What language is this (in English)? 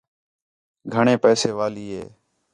Khetrani